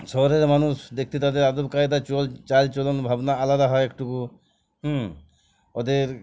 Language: Bangla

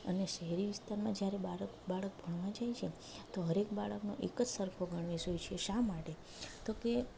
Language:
Gujarati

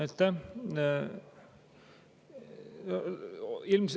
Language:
Estonian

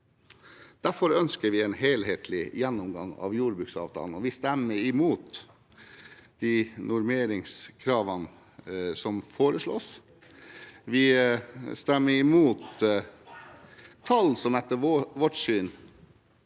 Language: Norwegian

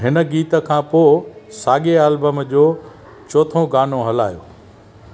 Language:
Sindhi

